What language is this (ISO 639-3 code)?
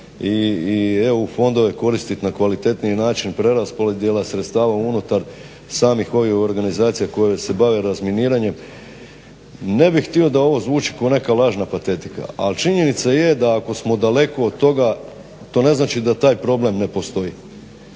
hrv